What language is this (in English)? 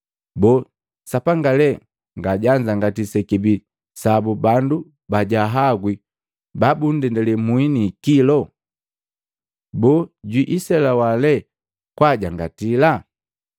Matengo